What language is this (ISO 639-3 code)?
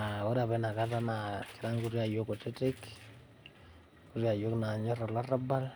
mas